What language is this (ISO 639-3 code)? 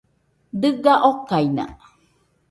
hux